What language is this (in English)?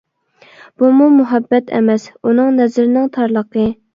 Uyghur